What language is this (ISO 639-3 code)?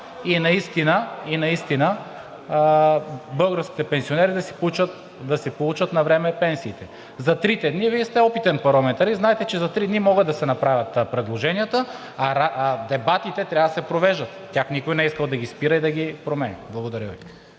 bul